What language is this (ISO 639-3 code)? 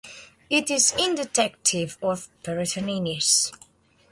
eng